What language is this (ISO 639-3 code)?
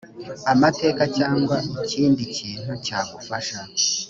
kin